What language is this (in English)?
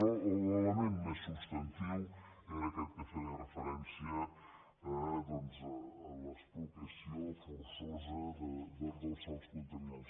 Catalan